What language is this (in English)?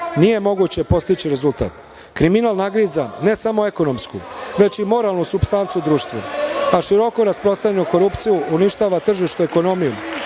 Serbian